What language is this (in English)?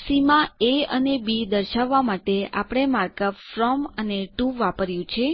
Gujarati